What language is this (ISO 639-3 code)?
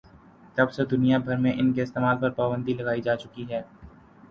urd